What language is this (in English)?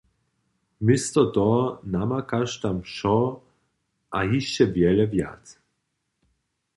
Upper Sorbian